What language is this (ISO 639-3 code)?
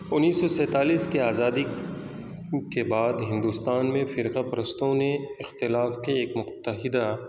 urd